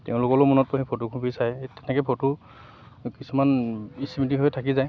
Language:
Assamese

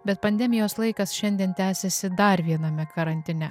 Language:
Lithuanian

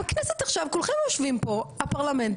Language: Hebrew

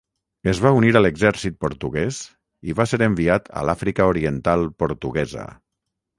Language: Catalan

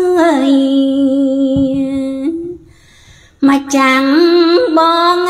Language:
Thai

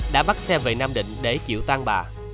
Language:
Vietnamese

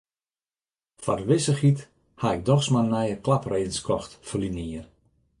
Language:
Western Frisian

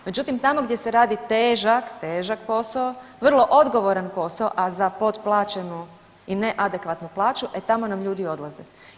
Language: Croatian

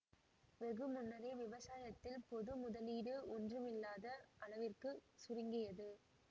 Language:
Tamil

